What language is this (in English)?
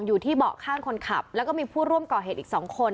Thai